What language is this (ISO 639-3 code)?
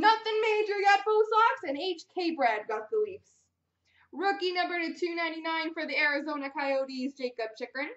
eng